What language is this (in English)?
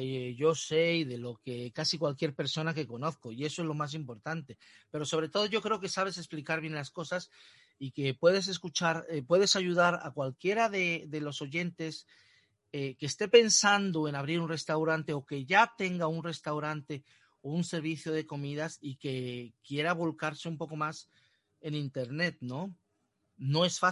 Spanish